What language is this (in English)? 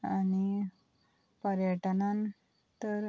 Konkani